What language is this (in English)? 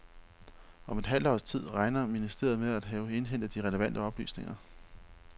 Danish